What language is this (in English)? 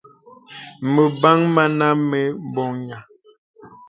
Bebele